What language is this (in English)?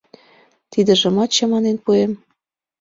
Mari